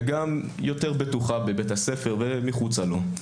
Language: Hebrew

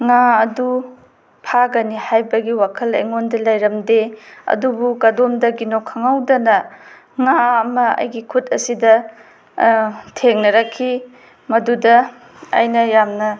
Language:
Manipuri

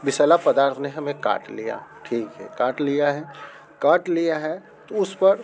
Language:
Hindi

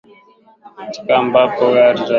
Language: Swahili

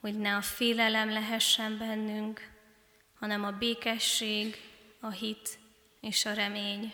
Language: Hungarian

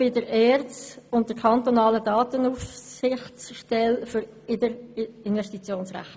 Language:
Swiss German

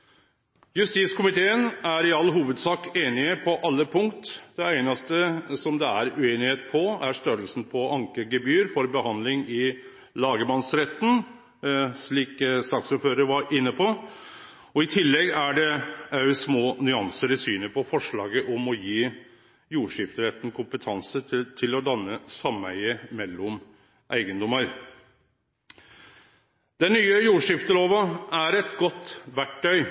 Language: Norwegian Nynorsk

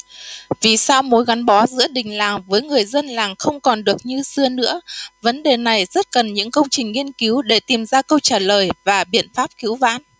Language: Vietnamese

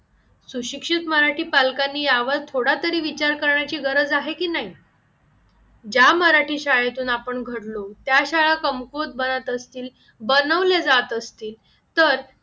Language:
Marathi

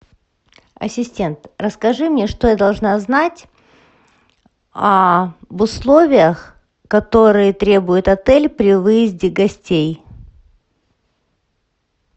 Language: Russian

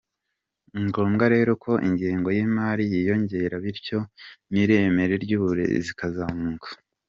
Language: Kinyarwanda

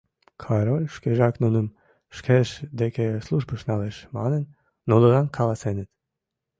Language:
Mari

